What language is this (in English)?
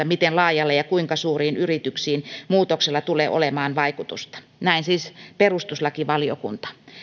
Finnish